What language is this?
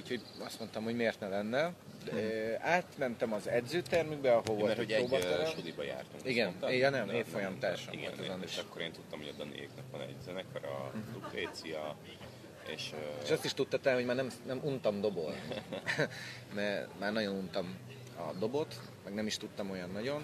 Hungarian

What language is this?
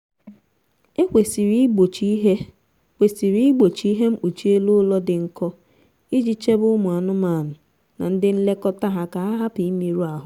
Igbo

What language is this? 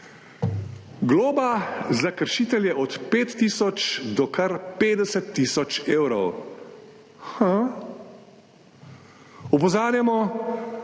Slovenian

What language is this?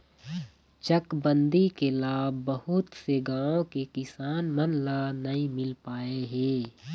Chhattisgarhi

